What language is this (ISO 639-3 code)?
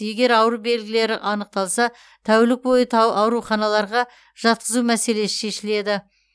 kaz